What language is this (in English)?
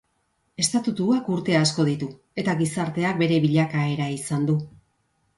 Basque